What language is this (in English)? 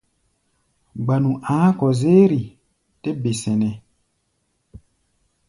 Gbaya